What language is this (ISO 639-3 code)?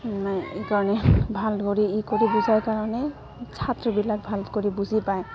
asm